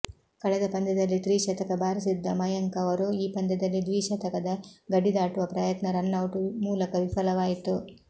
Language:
Kannada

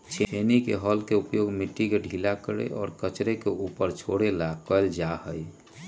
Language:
Magahi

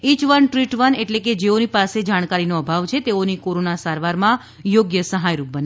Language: Gujarati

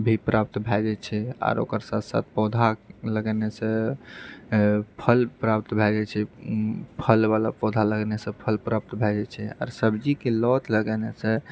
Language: Maithili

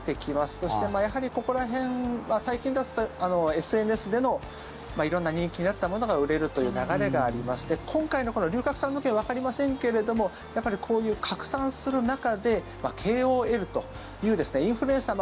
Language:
Japanese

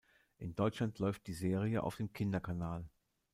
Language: German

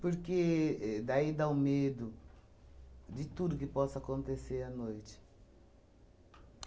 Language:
Portuguese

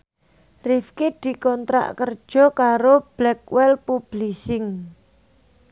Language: Javanese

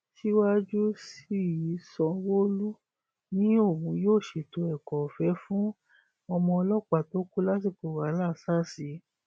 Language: Yoruba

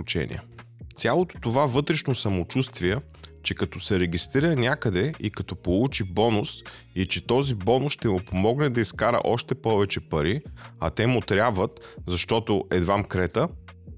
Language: Bulgarian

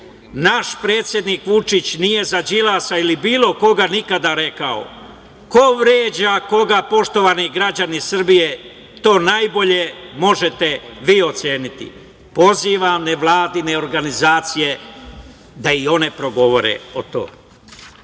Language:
Serbian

